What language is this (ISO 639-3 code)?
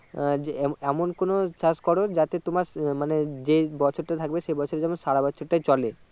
ben